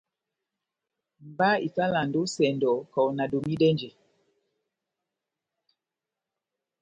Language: Batanga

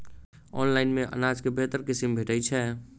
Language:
Maithili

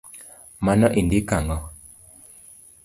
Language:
Luo (Kenya and Tanzania)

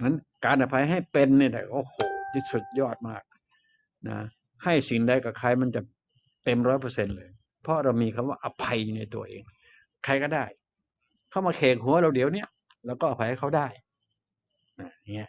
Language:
Thai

